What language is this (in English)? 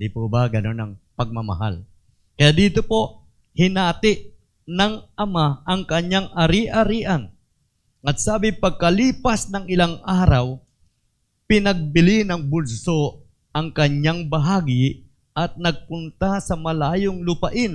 Filipino